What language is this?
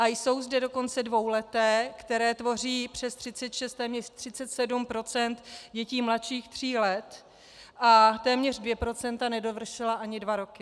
Czech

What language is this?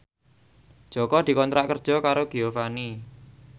Javanese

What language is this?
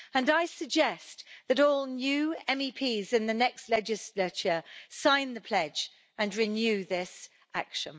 English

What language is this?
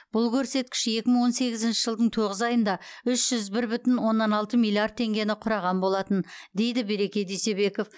Kazakh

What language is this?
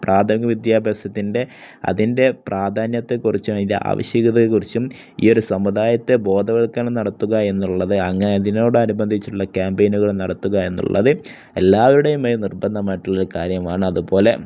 Malayalam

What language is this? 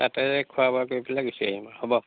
Assamese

